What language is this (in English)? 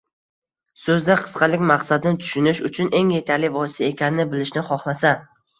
Uzbek